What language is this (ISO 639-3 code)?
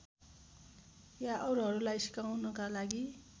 nep